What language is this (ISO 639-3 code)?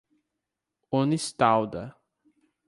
por